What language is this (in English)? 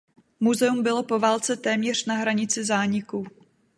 Czech